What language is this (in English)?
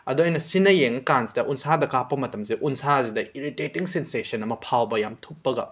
Manipuri